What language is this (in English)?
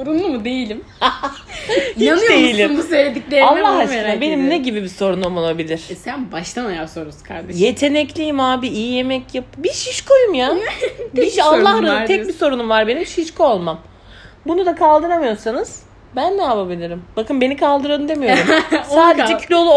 Turkish